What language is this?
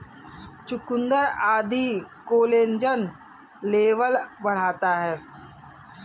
Hindi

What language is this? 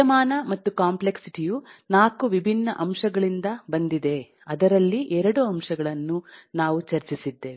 Kannada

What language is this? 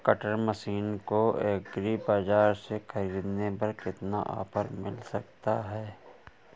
Hindi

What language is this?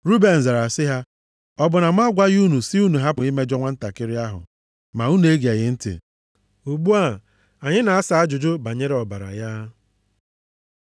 Igbo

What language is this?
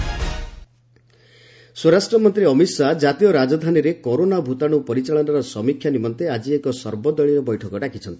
Odia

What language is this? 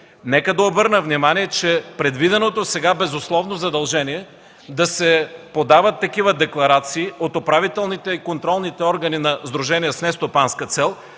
Bulgarian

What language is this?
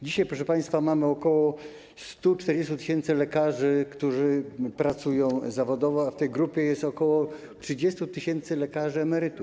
Polish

